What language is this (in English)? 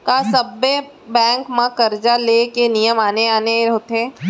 Chhattisgarhi